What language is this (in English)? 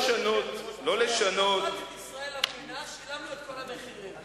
Hebrew